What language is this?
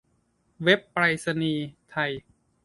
Thai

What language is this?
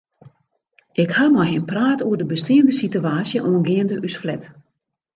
Western Frisian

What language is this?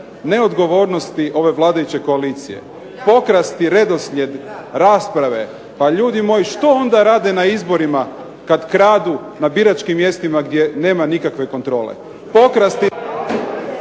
Croatian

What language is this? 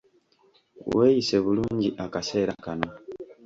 Ganda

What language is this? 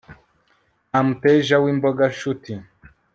Kinyarwanda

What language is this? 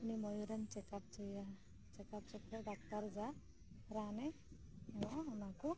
Santali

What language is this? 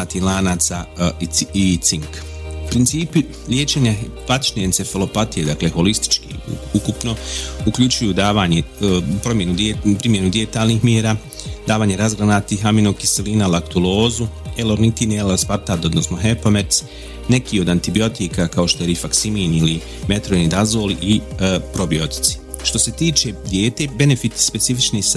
Croatian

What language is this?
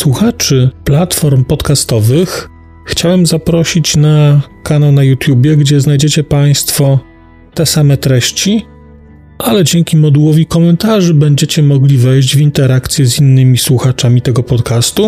Polish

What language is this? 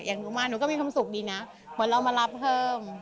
Thai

